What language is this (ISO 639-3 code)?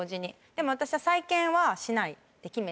jpn